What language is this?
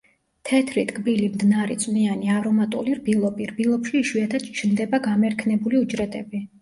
Georgian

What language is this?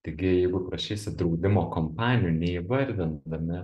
Lithuanian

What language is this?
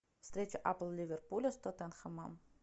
Russian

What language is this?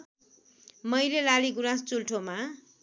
Nepali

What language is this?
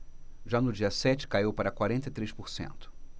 Portuguese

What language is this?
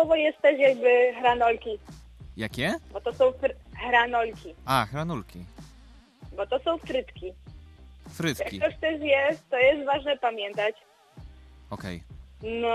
Polish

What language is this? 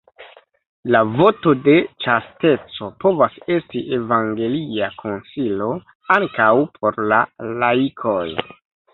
Esperanto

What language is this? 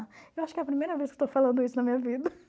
Portuguese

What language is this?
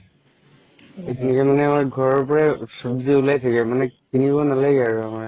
Assamese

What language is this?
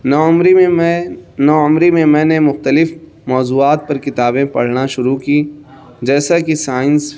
Urdu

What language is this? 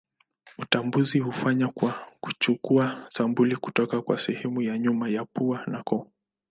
Swahili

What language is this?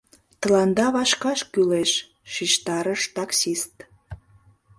Mari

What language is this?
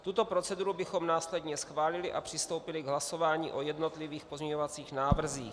Czech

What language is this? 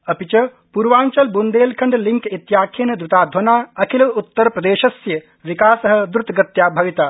Sanskrit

